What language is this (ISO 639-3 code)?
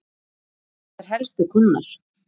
isl